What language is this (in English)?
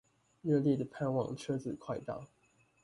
Chinese